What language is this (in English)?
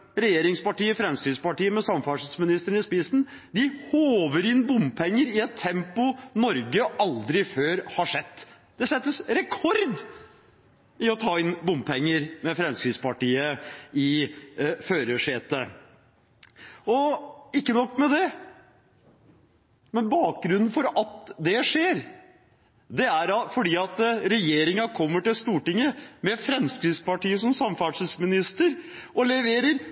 Norwegian Bokmål